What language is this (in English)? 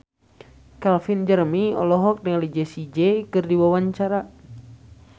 Sundanese